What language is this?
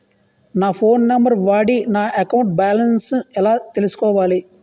Telugu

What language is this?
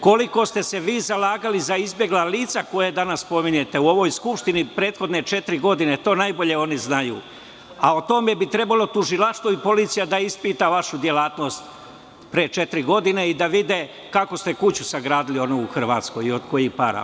Serbian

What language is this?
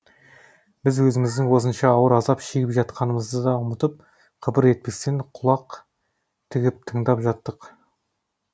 Kazakh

